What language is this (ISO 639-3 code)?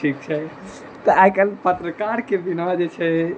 mai